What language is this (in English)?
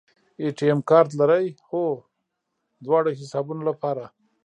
Pashto